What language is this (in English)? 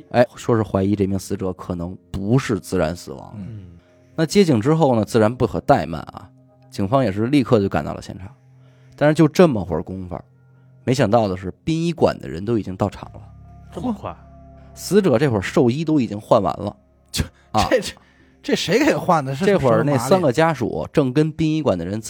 Chinese